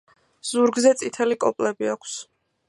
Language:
Georgian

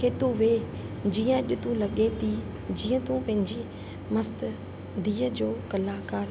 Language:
Sindhi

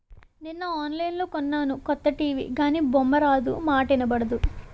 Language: Telugu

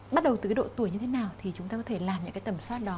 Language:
Vietnamese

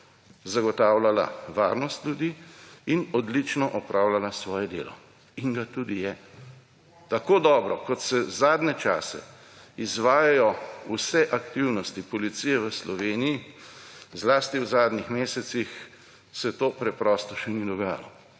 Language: Slovenian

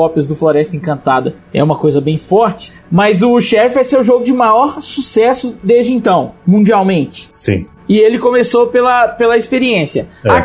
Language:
Portuguese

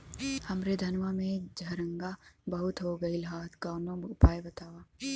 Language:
Bhojpuri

